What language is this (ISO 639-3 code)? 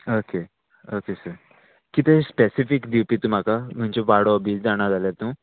kok